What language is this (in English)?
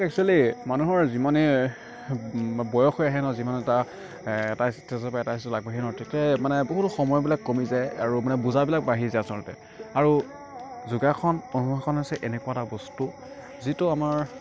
Assamese